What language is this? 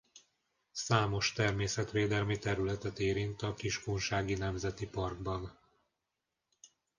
Hungarian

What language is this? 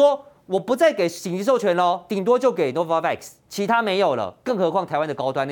Chinese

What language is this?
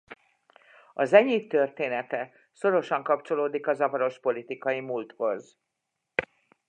Hungarian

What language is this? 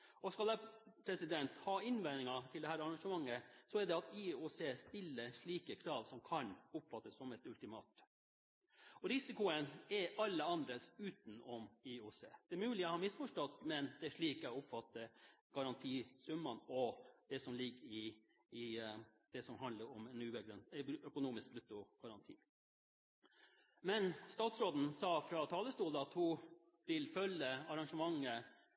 Norwegian Bokmål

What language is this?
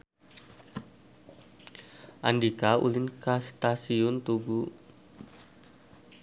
Sundanese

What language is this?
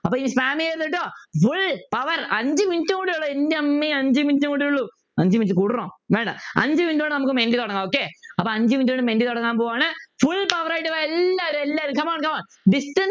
Malayalam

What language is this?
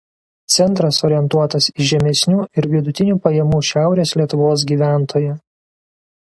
Lithuanian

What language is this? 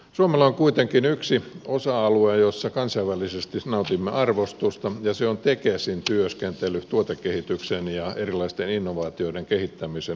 Finnish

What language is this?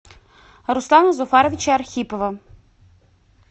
Russian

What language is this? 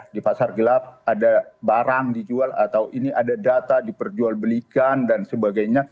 Indonesian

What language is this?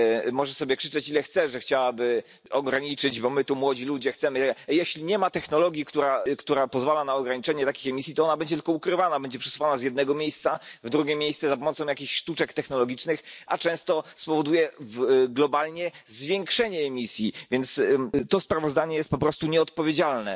Polish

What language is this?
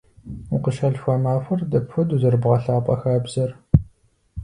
Kabardian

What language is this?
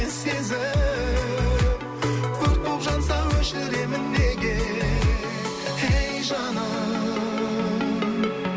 Kazakh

